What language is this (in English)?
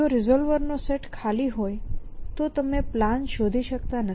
Gujarati